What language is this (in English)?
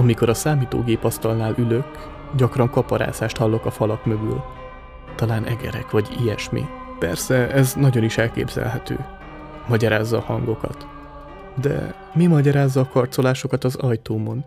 Hungarian